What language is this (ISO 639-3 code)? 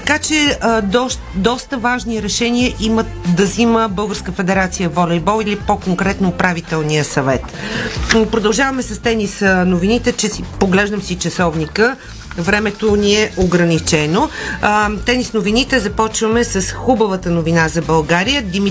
bul